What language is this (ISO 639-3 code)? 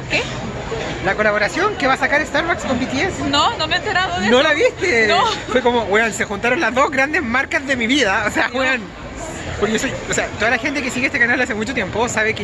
spa